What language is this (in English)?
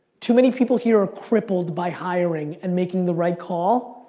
English